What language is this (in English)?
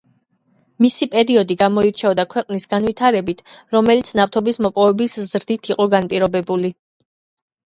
Georgian